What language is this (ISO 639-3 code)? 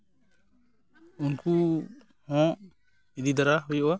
sat